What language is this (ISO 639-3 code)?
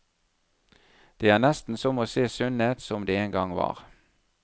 nor